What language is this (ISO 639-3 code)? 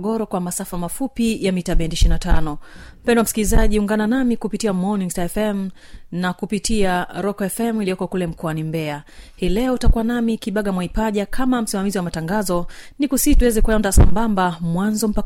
swa